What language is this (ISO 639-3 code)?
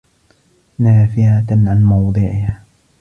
ara